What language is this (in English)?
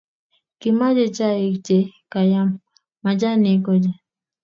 Kalenjin